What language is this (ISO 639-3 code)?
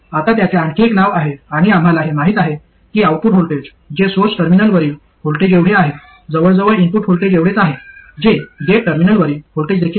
mar